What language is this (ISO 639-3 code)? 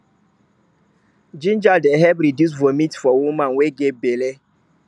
pcm